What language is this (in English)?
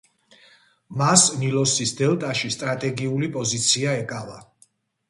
Georgian